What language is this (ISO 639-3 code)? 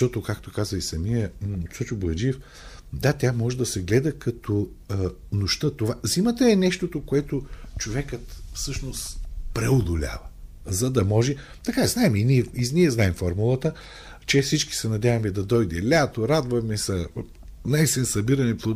bul